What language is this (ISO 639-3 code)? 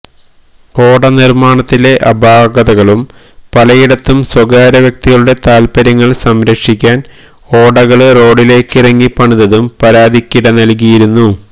mal